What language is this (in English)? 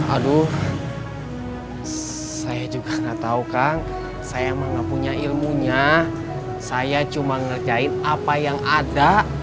Indonesian